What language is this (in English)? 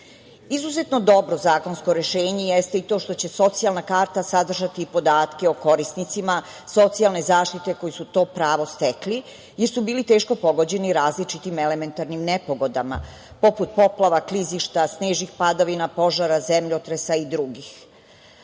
Serbian